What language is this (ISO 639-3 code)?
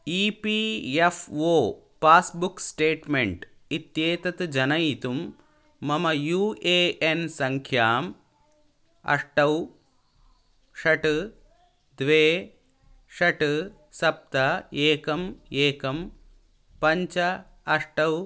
san